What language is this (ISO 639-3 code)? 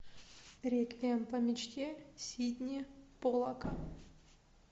rus